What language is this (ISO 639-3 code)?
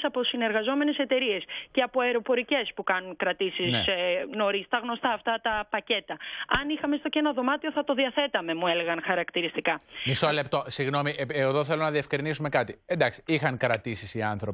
ell